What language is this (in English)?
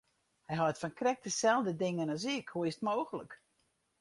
Western Frisian